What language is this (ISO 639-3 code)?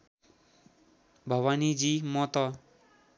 nep